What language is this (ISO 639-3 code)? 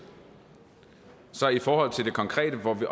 dan